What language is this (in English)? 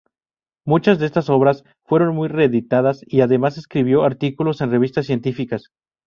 Spanish